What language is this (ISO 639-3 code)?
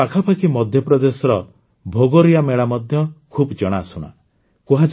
ori